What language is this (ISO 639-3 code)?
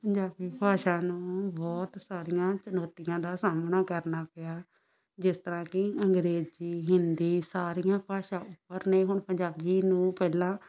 pan